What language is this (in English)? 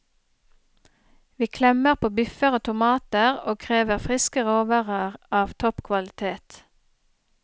Norwegian